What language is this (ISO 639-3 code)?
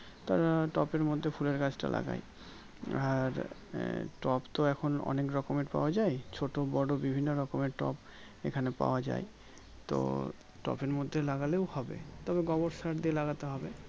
ben